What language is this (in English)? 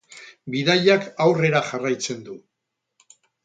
Basque